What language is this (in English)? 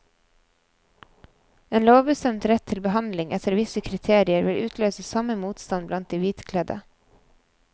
Norwegian